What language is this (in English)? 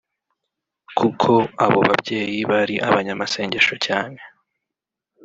Kinyarwanda